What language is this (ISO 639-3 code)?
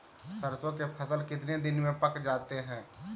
mag